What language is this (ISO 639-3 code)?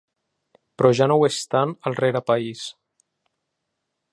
cat